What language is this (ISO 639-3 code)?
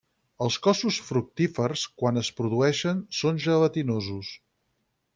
cat